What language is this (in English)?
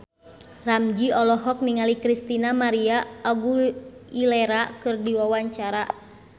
Sundanese